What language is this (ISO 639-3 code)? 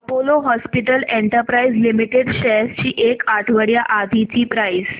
mar